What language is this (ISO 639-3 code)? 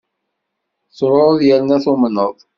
kab